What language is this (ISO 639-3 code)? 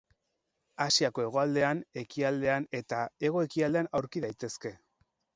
eus